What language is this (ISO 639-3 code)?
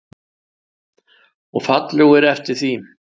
isl